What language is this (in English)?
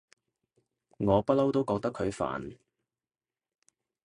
Cantonese